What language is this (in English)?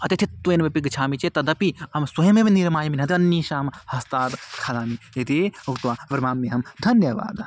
Sanskrit